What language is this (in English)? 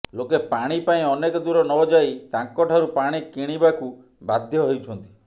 Odia